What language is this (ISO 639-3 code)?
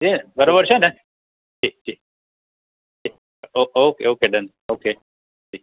guj